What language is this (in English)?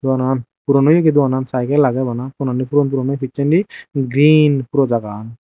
Chakma